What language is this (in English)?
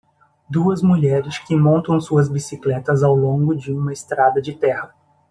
Portuguese